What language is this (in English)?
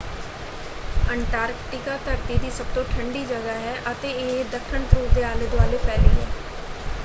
Punjabi